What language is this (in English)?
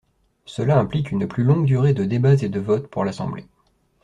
French